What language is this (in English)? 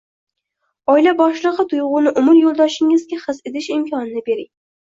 Uzbek